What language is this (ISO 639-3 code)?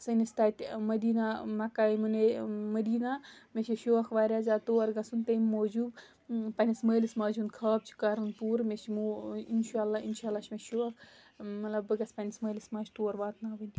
kas